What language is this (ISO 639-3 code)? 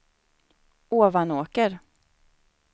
swe